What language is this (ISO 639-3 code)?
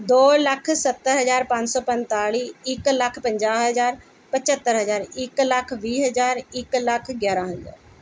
pan